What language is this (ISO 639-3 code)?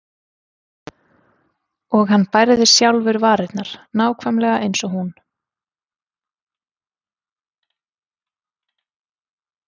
isl